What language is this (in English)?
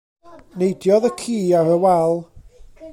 Welsh